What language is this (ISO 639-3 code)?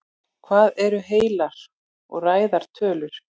isl